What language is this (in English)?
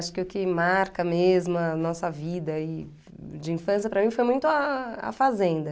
Portuguese